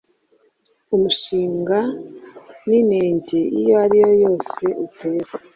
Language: Kinyarwanda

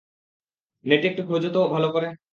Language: Bangla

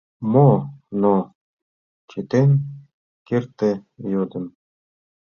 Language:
Mari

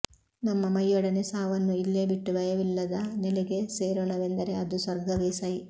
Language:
Kannada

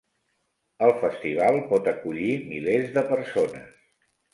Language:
Catalan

